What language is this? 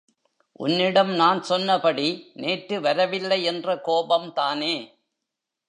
Tamil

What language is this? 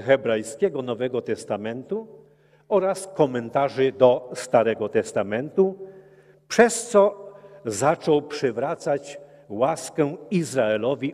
Polish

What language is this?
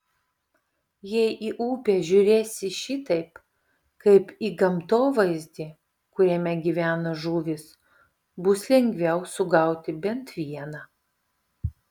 Lithuanian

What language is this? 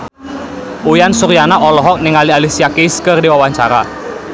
Sundanese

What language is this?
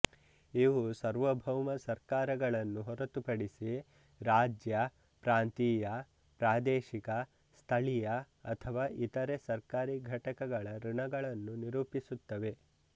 Kannada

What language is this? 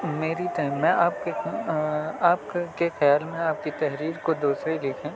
Urdu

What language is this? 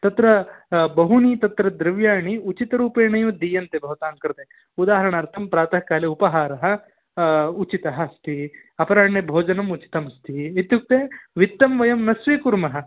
Sanskrit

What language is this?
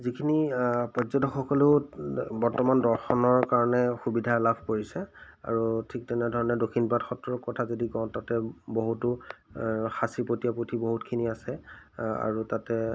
Assamese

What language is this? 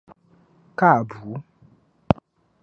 Dagbani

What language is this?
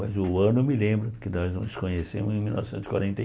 Portuguese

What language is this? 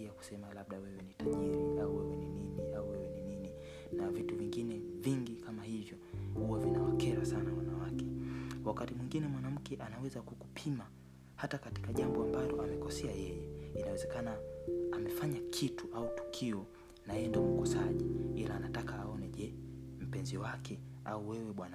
Swahili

